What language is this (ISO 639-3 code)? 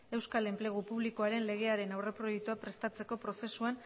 eus